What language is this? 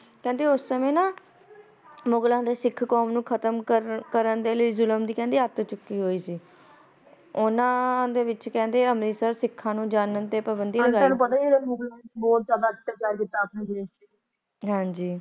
Punjabi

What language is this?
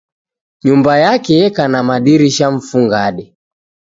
Taita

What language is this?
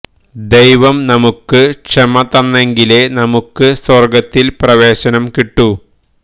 Malayalam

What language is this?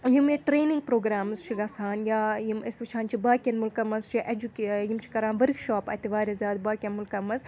Kashmiri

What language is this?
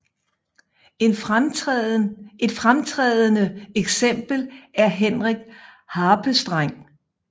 Danish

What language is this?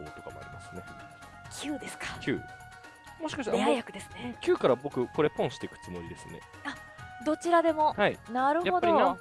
Japanese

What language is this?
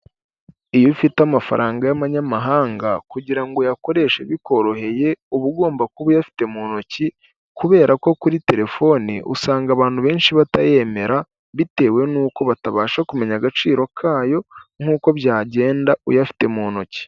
Kinyarwanda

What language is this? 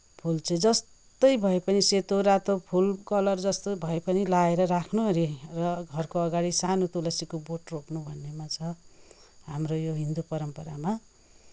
Nepali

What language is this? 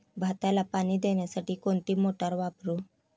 Marathi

